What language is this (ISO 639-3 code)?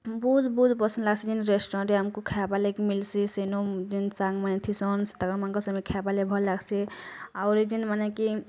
ori